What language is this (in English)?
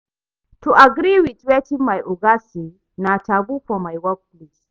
Nigerian Pidgin